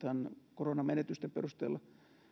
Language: Finnish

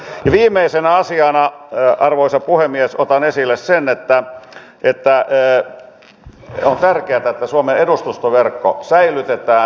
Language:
Finnish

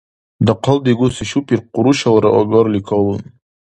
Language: Dargwa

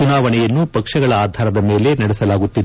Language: Kannada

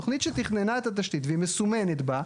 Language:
Hebrew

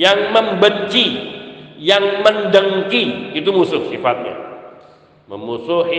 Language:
Indonesian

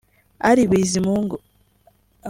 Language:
Kinyarwanda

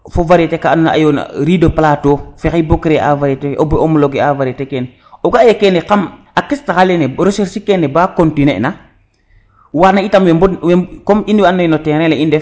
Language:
Serer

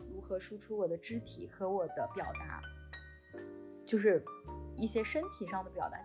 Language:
Chinese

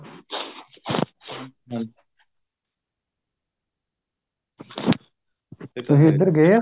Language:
Punjabi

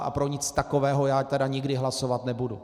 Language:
Czech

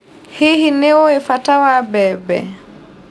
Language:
Kikuyu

